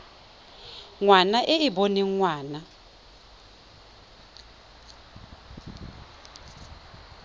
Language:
Tswana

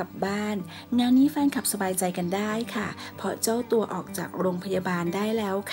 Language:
Thai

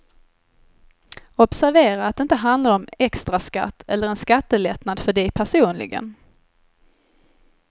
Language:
Swedish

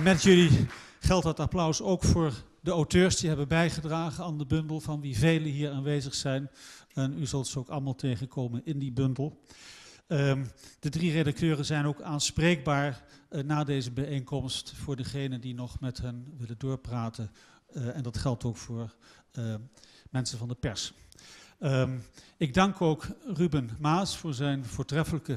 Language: Dutch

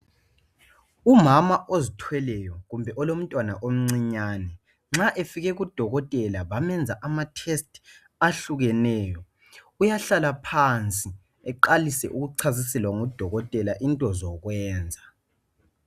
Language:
North Ndebele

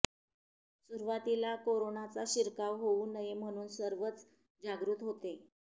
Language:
Marathi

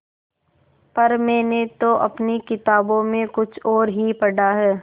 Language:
Hindi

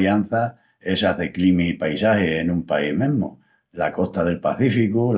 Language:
Extremaduran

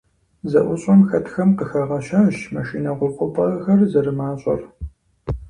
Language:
Kabardian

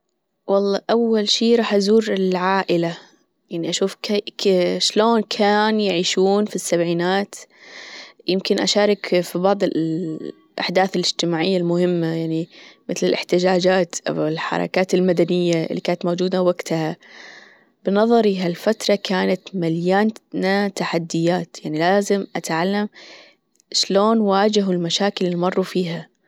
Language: Gulf Arabic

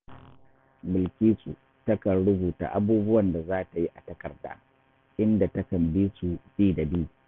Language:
Hausa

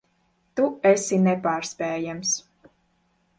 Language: Latvian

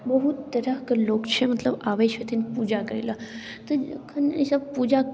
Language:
Maithili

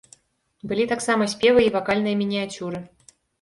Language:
Belarusian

